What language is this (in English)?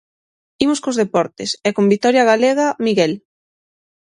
Galician